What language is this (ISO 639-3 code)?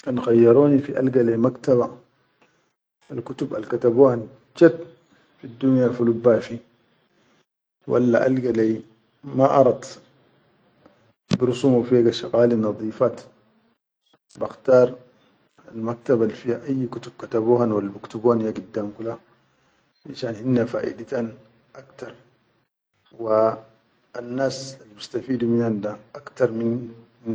shu